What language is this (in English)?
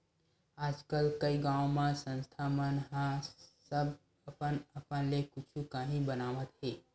Chhattisgarhi